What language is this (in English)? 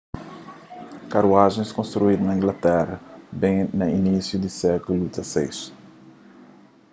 Kabuverdianu